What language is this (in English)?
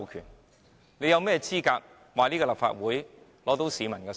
Cantonese